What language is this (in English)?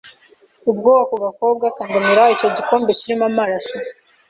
Kinyarwanda